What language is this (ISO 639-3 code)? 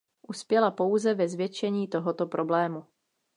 ces